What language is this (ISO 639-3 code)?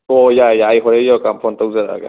mni